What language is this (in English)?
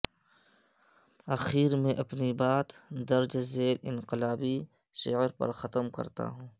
Urdu